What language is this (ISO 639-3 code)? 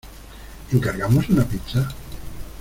spa